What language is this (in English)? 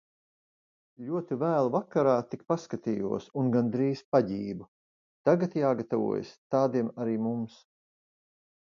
Latvian